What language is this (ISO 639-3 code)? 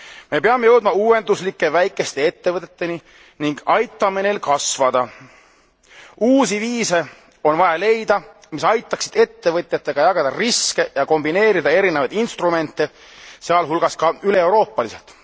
est